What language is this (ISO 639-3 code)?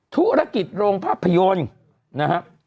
tha